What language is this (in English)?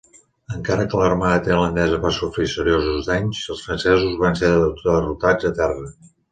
Catalan